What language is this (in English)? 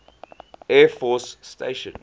English